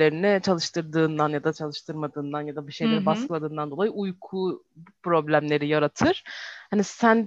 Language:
Turkish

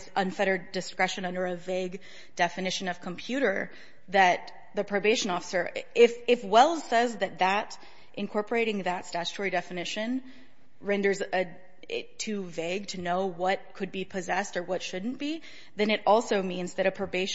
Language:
English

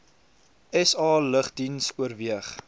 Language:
Afrikaans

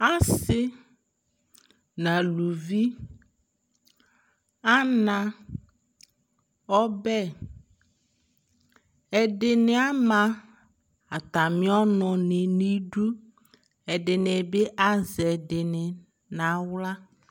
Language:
Ikposo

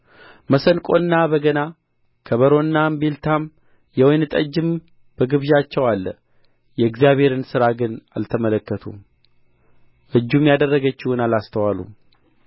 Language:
Amharic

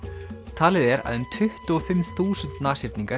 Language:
Icelandic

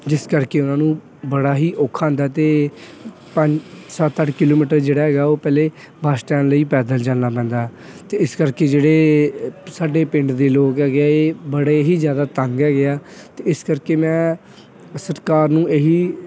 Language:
Punjabi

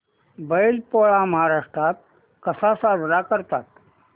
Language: Marathi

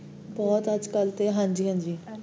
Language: Punjabi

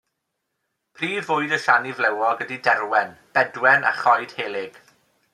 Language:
Welsh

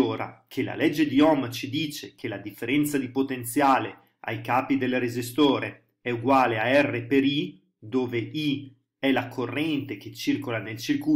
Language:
Italian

